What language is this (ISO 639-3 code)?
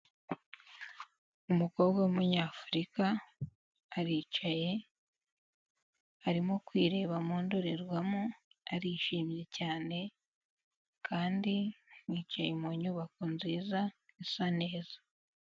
kin